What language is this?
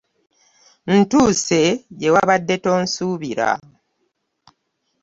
Ganda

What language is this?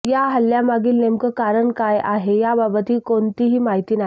Marathi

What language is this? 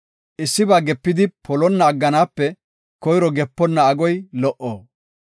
Gofa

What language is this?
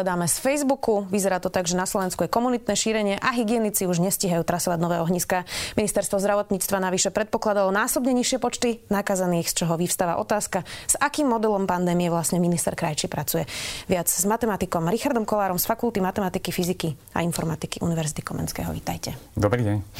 Slovak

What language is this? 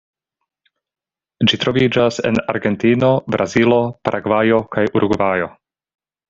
Esperanto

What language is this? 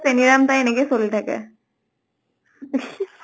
Assamese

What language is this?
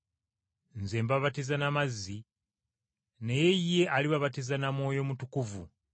Ganda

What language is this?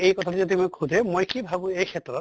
Assamese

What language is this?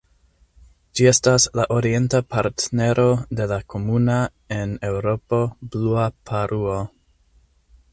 Esperanto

